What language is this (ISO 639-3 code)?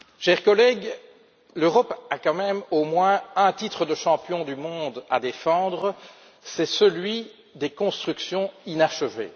fra